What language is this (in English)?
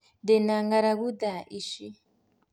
Kikuyu